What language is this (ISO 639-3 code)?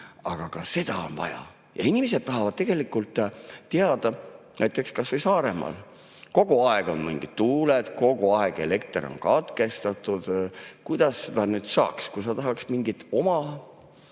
est